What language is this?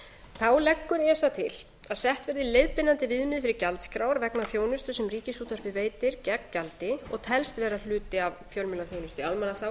Icelandic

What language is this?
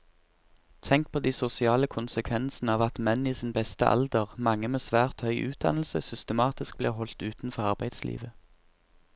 Norwegian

